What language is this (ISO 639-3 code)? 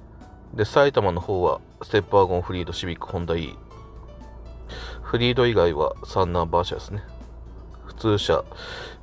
jpn